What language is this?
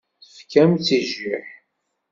Kabyle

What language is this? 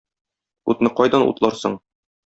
Tatar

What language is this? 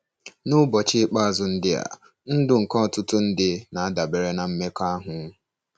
Igbo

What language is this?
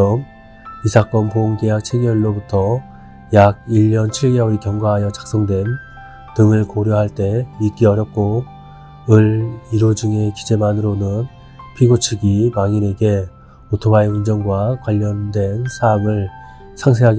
Korean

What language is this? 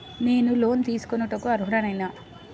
Telugu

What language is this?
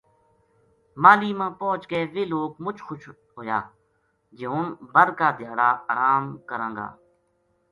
Gujari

